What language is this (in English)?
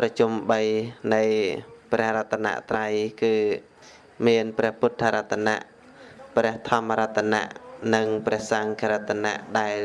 Vietnamese